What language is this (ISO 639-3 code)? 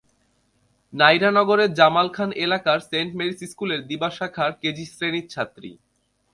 ben